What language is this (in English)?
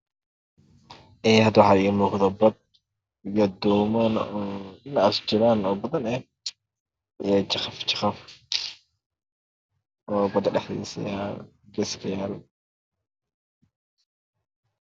Somali